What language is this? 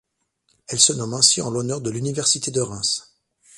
French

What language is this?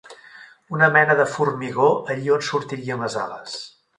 Catalan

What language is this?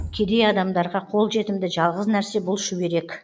Kazakh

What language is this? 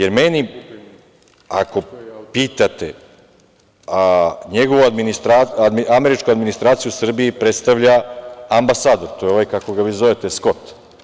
Serbian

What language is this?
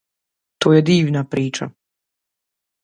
Croatian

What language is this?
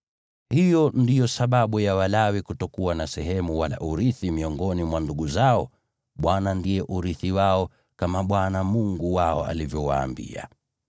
Swahili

